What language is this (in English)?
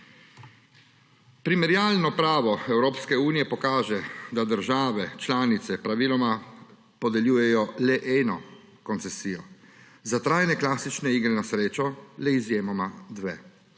Slovenian